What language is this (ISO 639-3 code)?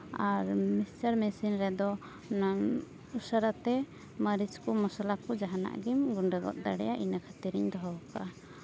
sat